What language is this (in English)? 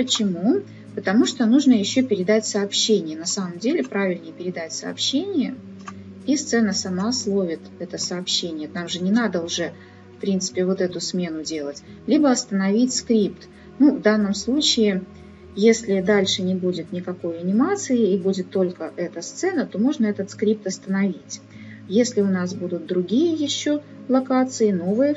Russian